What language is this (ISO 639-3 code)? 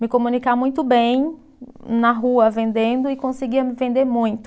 por